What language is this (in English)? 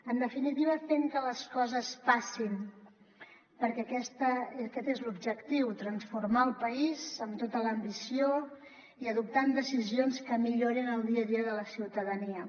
Catalan